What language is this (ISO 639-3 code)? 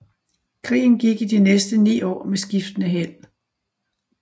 dan